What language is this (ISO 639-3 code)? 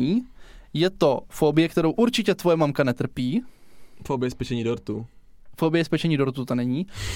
ces